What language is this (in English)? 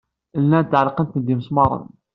Kabyle